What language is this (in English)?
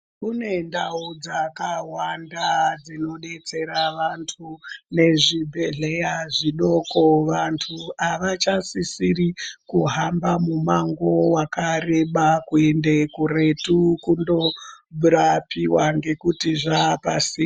Ndau